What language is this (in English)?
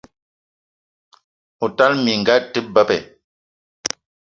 Eton (Cameroon)